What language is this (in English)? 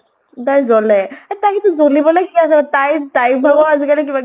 Assamese